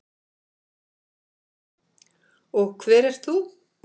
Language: Icelandic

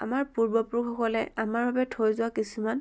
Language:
Assamese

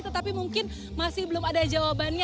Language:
Indonesian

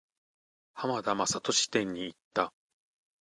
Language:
Japanese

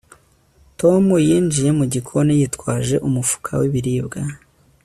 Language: Kinyarwanda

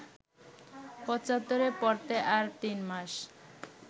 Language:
Bangla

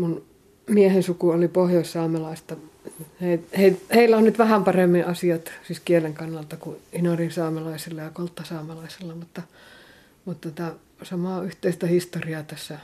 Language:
Finnish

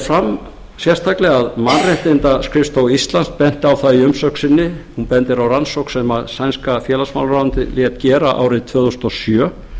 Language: Icelandic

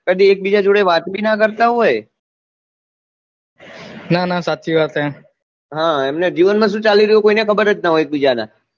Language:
Gujarati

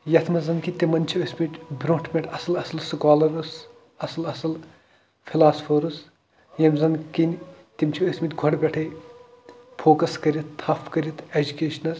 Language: Kashmiri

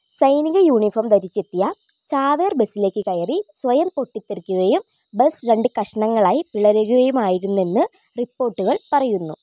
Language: Malayalam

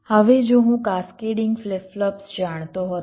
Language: Gujarati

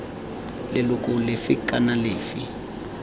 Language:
Tswana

